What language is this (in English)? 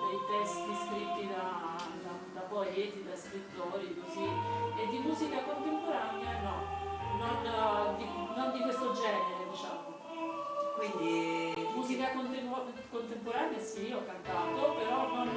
Italian